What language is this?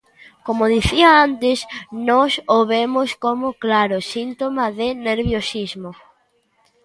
Galician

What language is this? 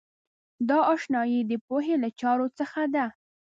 Pashto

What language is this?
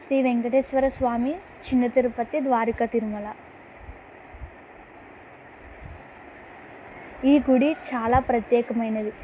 Telugu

